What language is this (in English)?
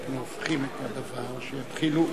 Hebrew